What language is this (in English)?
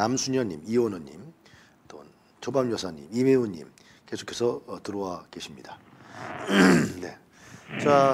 Korean